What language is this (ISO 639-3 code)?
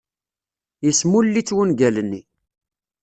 kab